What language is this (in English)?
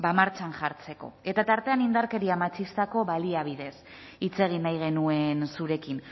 Basque